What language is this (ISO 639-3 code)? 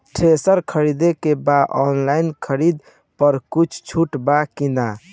bho